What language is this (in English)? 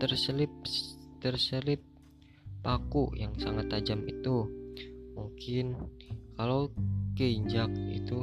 Indonesian